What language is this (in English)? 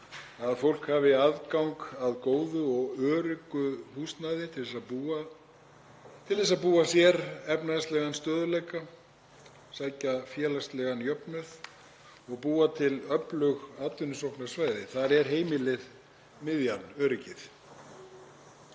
Icelandic